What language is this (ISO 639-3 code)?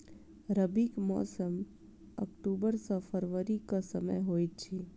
mai